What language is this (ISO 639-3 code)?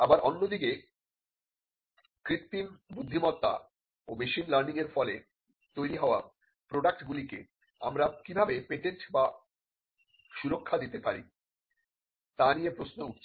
ben